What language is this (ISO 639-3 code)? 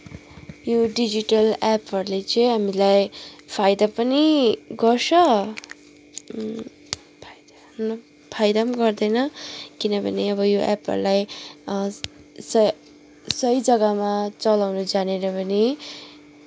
nep